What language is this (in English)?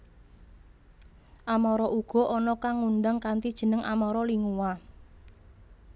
Javanese